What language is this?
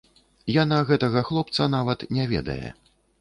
Belarusian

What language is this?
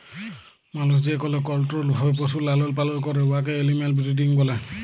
Bangla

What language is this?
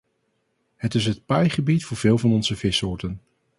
Dutch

